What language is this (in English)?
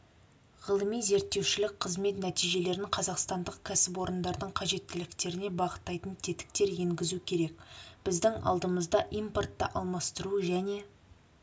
Kazakh